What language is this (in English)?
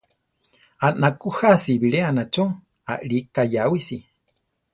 Central Tarahumara